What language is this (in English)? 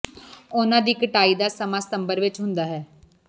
Punjabi